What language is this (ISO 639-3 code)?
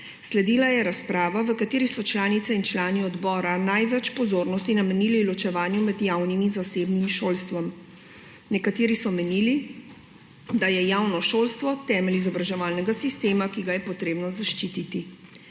slv